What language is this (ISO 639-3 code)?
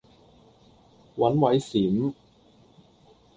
yue